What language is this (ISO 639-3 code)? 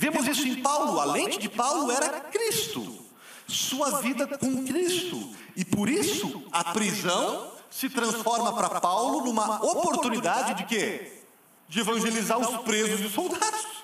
por